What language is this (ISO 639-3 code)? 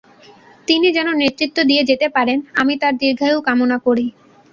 ben